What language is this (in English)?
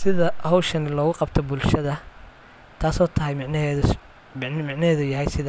Somali